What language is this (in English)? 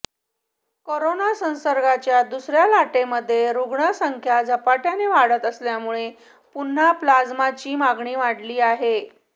Marathi